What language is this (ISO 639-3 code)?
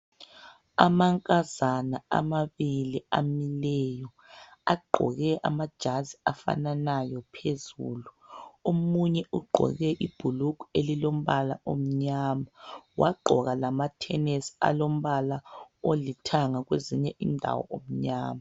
nde